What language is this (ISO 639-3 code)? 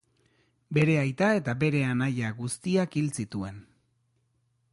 eus